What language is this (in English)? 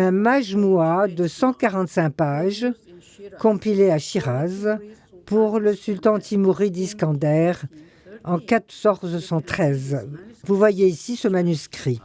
French